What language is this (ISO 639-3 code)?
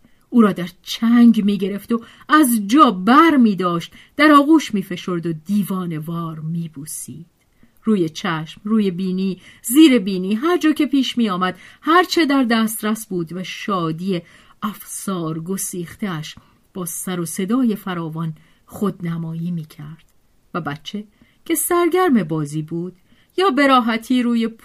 fas